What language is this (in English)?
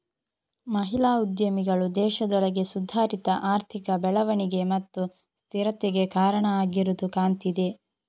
Kannada